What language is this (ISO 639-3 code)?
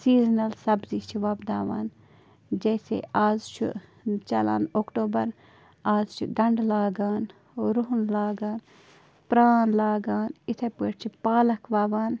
kas